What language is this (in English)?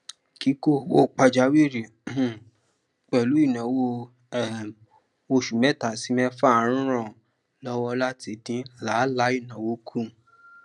Yoruba